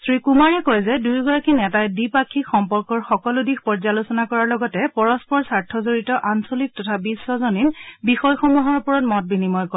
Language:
Assamese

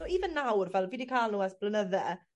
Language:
Welsh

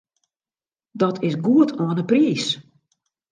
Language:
Western Frisian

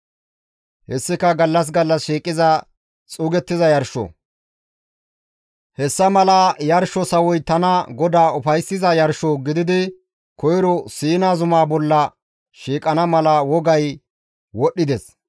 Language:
Gamo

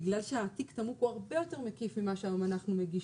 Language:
Hebrew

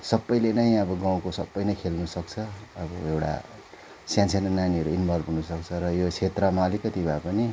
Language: Nepali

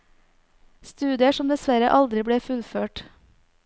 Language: Norwegian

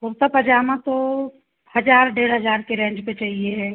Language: Hindi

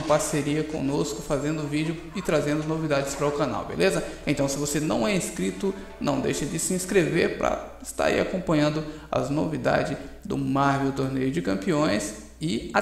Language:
Portuguese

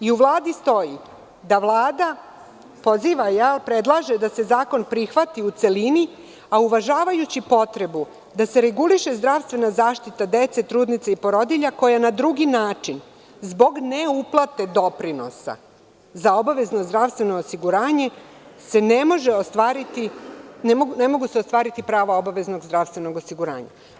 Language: Serbian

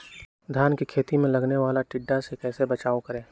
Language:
Magahi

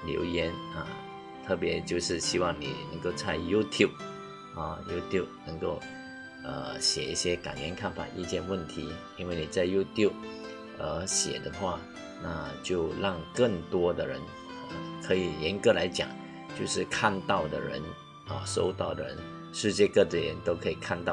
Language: Chinese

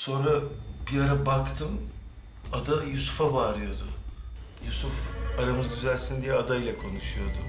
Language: Turkish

